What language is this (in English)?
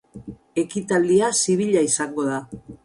Basque